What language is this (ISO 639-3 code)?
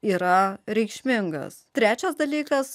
lit